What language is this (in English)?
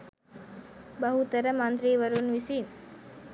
Sinhala